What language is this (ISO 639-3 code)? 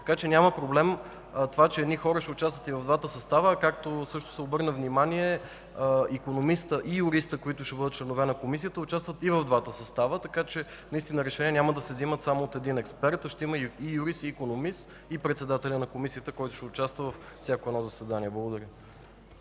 bul